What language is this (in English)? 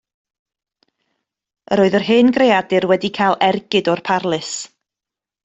Welsh